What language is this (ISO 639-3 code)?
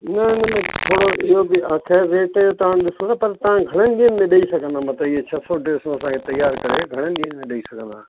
snd